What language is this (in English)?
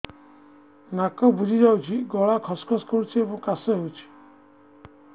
Odia